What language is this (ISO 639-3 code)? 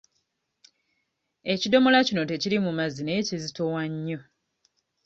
lug